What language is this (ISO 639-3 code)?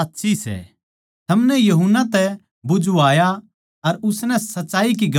bgc